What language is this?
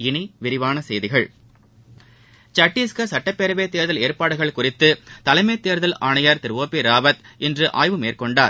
Tamil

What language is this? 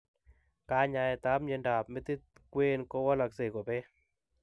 Kalenjin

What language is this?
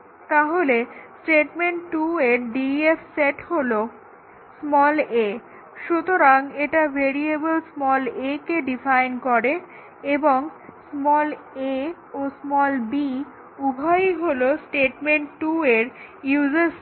Bangla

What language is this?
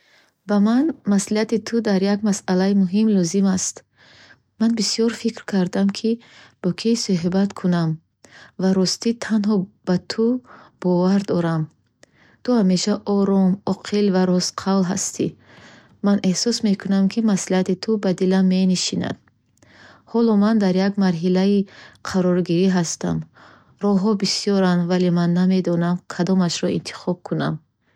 Bukharic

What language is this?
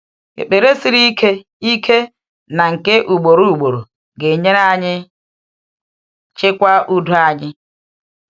Igbo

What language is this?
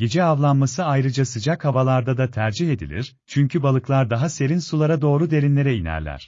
Turkish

